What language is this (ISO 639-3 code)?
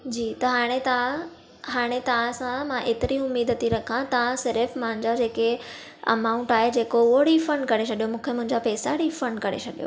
snd